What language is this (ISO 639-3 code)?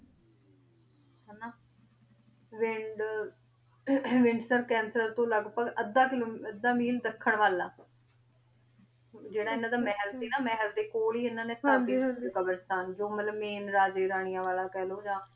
pan